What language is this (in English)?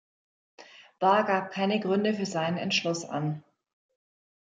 German